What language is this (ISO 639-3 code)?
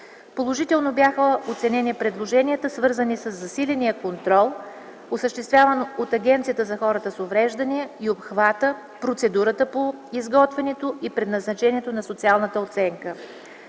bul